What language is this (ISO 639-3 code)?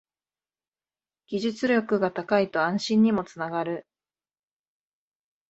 jpn